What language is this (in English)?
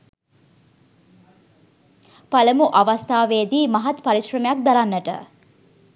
Sinhala